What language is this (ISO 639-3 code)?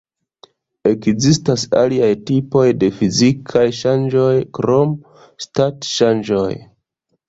epo